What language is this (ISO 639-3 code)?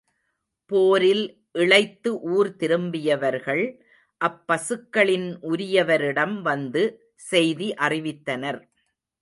tam